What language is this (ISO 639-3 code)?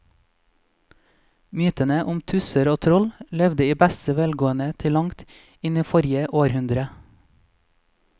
nor